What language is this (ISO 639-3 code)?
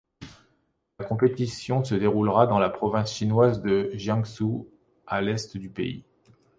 fra